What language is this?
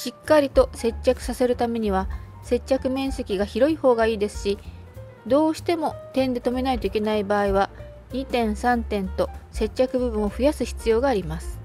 Japanese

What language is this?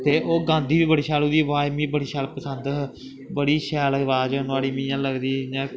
Dogri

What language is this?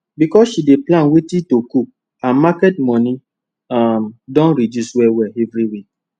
Nigerian Pidgin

